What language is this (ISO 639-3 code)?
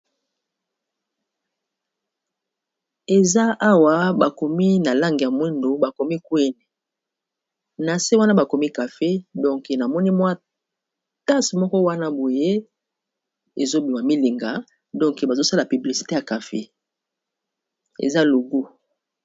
lin